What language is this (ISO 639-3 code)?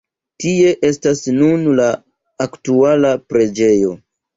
epo